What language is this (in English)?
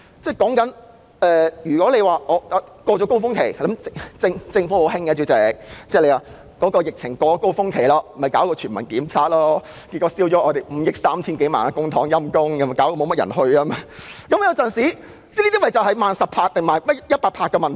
Cantonese